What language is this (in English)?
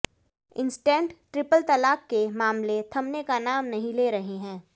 Hindi